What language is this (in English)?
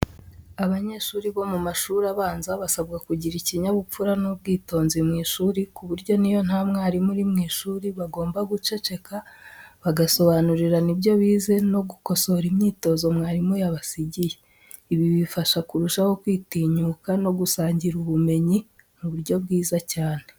Kinyarwanda